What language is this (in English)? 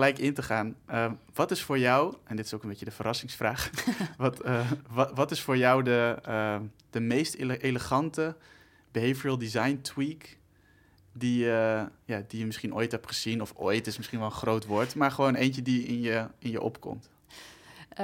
Dutch